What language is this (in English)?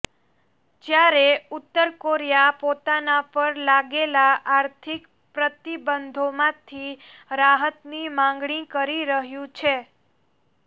Gujarati